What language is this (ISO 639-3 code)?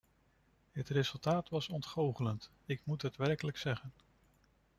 nld